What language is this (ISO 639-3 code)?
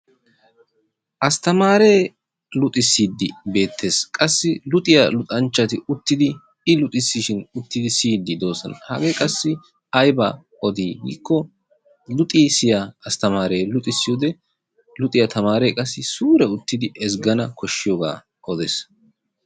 wal